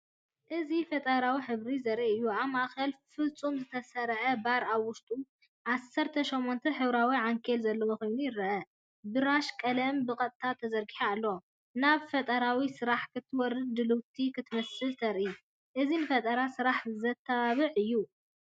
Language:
Tigrinya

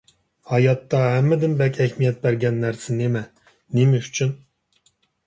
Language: Uyghur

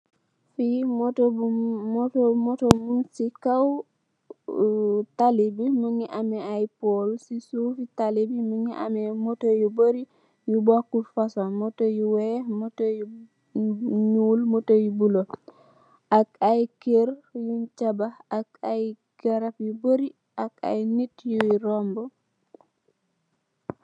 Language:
Wolof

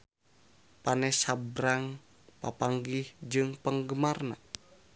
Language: Sundanese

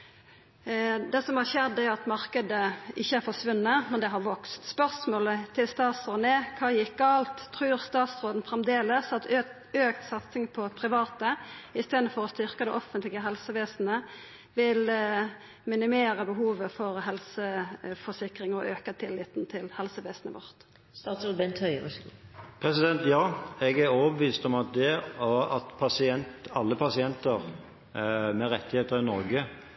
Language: Norwegian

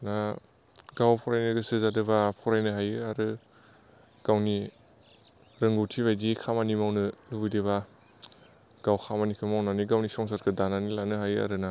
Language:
Bodo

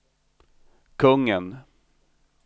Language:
Swedish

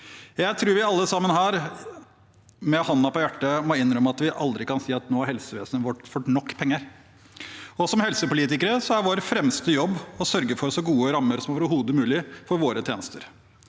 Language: Norwegian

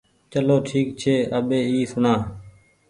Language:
Goaria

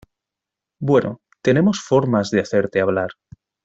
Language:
Spanish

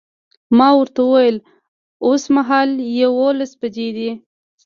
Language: Pashto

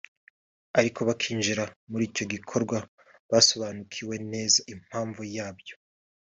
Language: Kinyarwanda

